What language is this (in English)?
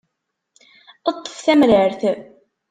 Kabyle